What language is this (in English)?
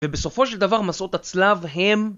Hebrew